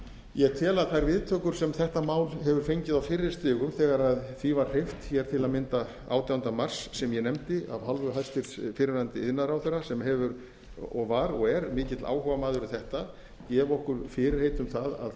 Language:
Icelandic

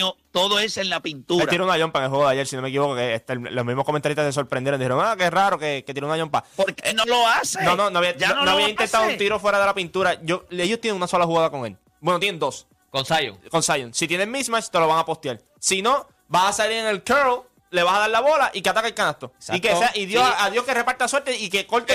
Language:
Spanish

